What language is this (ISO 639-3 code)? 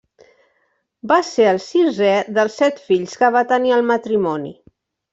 cat